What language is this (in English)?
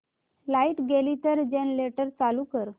Marathi